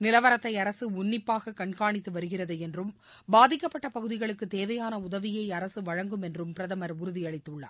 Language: Tamil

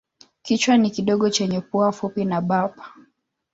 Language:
Swahili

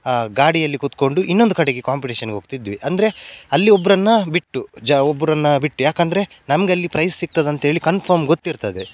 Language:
Kannada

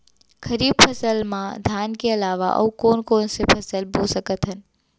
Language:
Chhattisgarhi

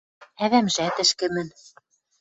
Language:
Western Mari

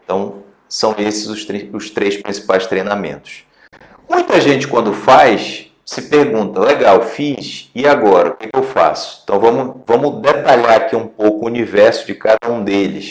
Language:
Portuguese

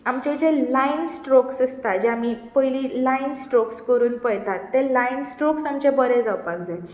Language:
Konkani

